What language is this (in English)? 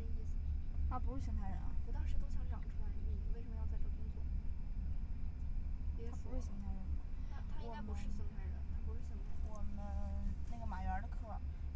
Chinese